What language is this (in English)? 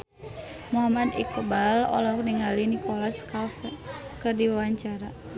Sundanese